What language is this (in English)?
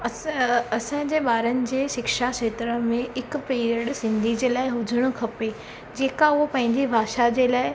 Sindhi